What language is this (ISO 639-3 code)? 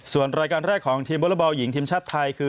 tha